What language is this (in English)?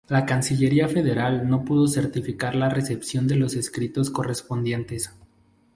Spanish